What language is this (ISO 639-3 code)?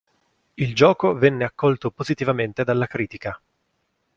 ita